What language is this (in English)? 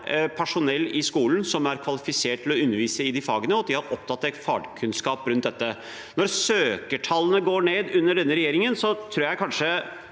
Norwegian